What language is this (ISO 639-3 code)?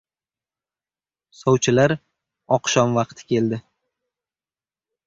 uzb